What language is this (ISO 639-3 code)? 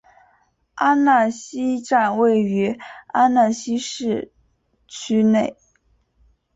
zho